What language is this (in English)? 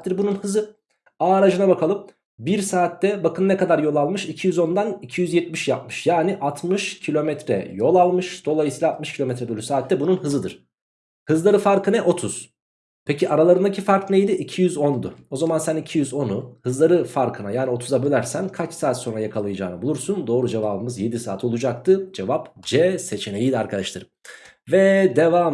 Turkish